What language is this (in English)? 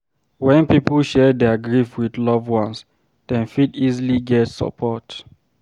Nigerian Pidgin